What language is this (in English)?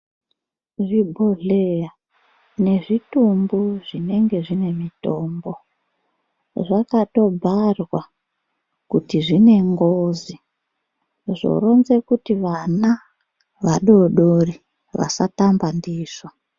Ndau